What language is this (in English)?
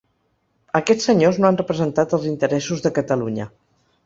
Catalan